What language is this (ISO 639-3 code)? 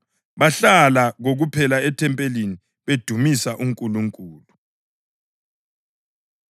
nde